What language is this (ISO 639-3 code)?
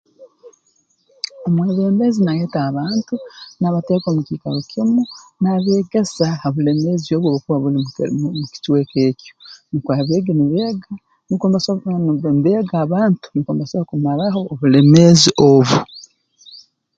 ttj